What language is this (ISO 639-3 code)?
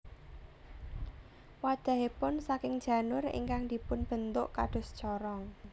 jav